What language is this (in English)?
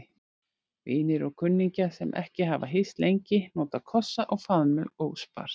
Icelandic